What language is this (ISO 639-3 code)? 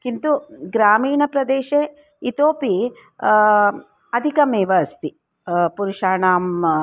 san